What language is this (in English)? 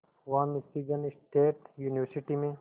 Hindi